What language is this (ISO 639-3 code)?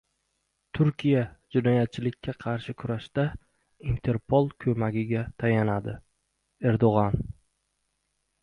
uzb